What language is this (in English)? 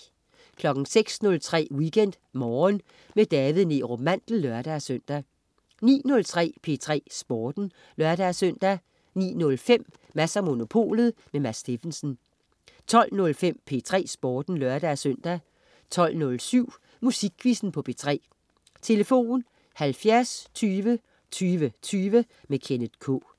Danish